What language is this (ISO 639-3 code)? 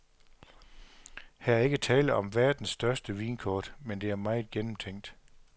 dan